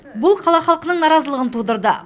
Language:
Kazakh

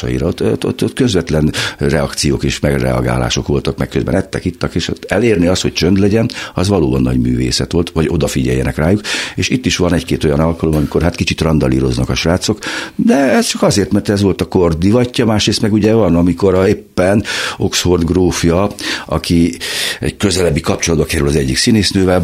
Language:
Hungarian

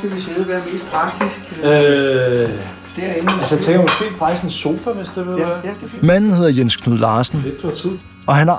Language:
Danish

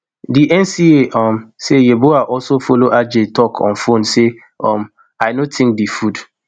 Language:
Nigerian Pidgin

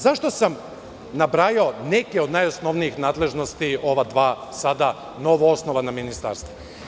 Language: Serbian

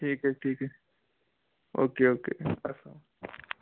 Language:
Kashmiri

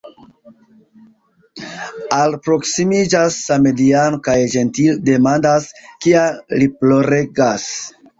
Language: Esperanto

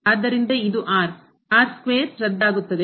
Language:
Kannada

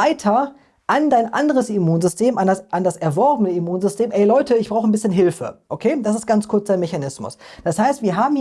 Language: German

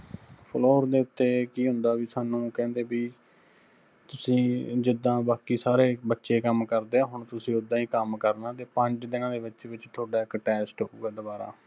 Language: Punjabi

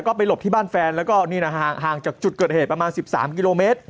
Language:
Thai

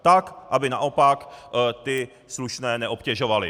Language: Czech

